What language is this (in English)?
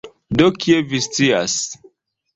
Esperanto